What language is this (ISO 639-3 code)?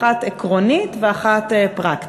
heb